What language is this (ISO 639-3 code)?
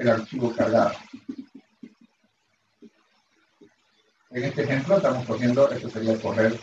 spa